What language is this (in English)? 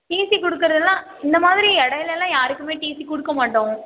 Tamil